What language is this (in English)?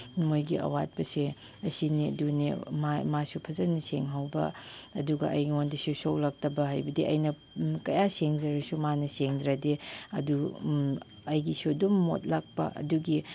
Manipuri